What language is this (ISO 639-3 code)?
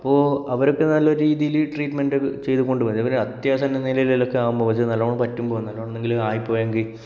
mal